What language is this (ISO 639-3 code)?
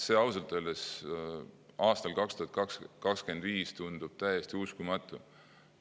est